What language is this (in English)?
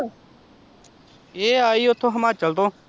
Punjabi